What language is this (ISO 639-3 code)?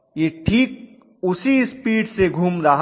hin